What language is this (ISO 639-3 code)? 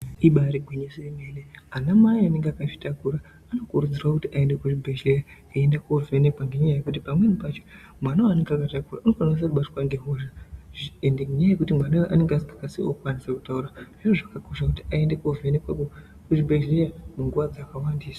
ndc